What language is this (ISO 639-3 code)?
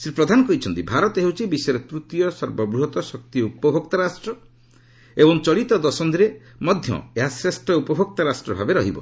ori